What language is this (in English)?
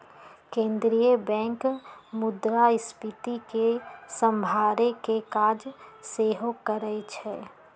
Magahi